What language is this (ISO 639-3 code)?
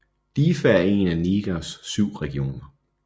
dan